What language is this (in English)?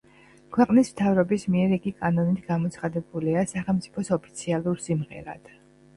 Georgian